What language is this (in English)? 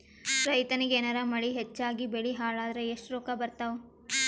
Kannada